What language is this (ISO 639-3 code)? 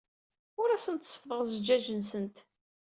kab